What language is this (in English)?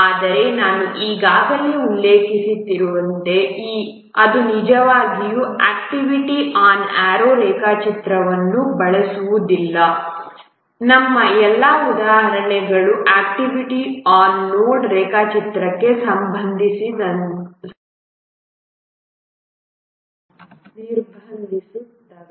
Kannada